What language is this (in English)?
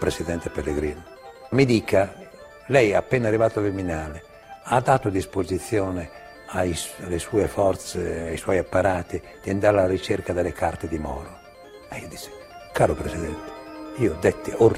Italian